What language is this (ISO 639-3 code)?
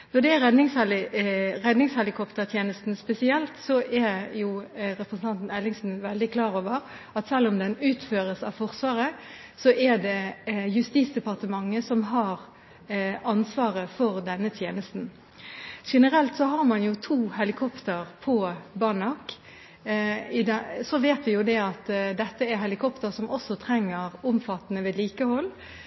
nob